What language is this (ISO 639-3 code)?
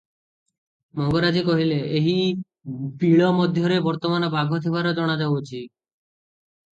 ori